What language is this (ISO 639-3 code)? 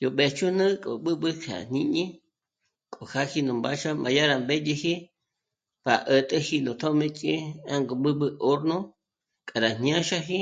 mmc